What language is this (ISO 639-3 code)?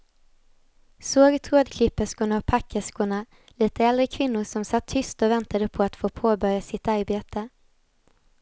swe